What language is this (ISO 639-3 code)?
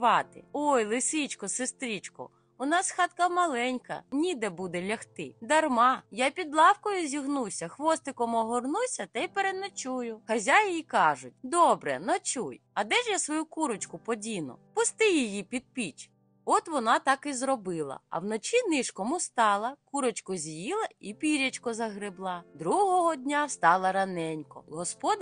ukr